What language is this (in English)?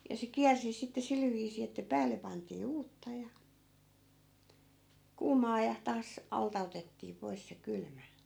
Finnish